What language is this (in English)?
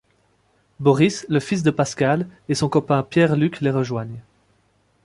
French